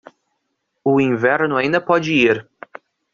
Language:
Portuguese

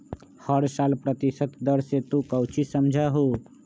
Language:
Magahi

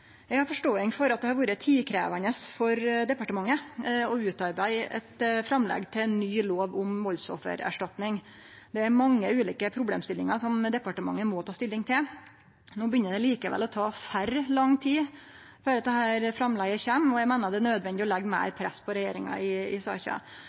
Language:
Norwegian Nynorsk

